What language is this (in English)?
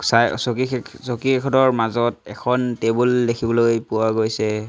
Assamese